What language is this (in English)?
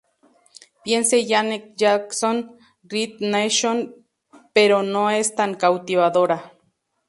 Spanish